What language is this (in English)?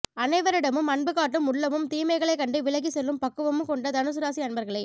Tamil